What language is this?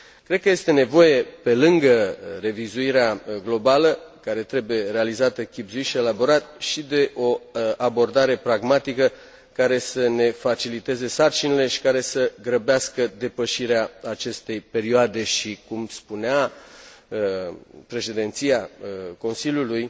Romanian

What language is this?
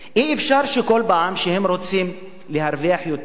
Hebrew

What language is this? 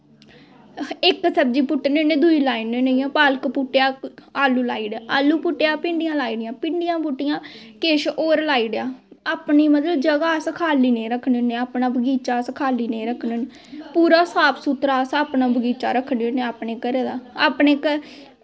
Dogri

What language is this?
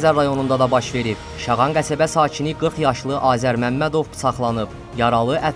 Turkish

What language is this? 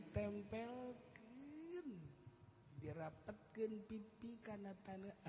Indonesian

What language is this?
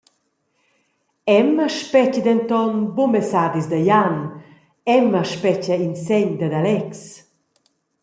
Romansh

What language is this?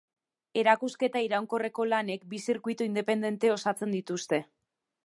Basque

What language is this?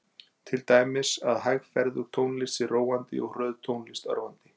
Icelandic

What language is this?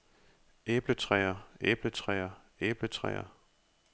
Danish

